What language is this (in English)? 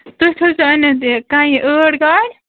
Kashmiri